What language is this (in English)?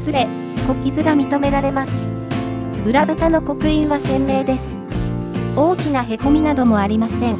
Japanese